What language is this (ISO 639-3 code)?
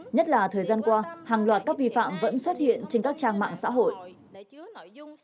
vie